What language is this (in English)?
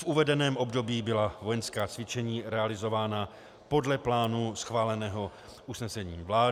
Czech